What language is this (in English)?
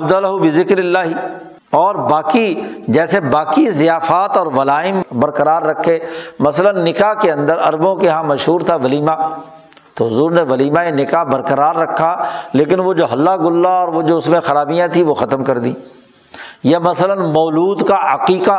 Urdu